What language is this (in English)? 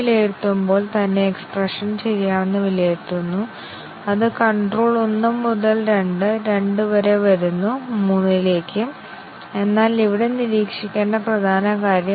Malayalam